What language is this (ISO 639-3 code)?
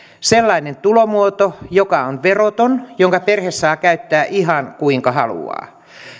fin